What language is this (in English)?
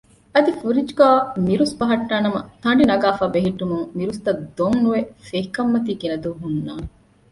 Divehi